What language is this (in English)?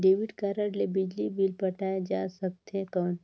Chhattisgarhi